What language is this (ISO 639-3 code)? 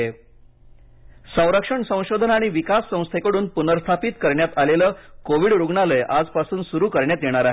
mar